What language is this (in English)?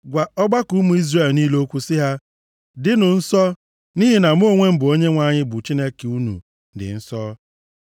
Igbo